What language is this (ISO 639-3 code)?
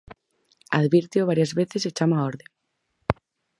glg